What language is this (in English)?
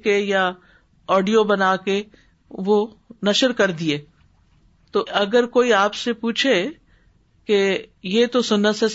Urdu